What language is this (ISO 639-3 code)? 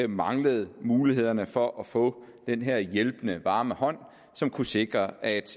dan